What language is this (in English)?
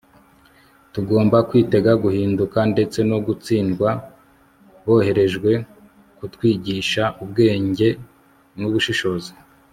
Kinyarwanda